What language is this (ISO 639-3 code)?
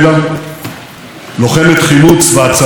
heb